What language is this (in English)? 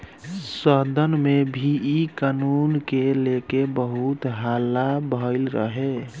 Bhojpuri